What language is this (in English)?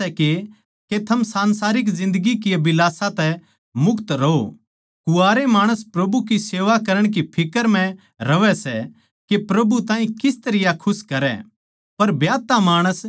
Haryanvi